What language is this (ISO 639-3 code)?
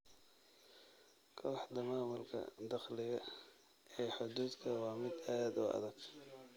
som